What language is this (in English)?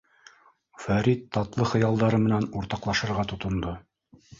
Bashkir